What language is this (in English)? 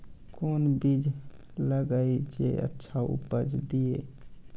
Maithili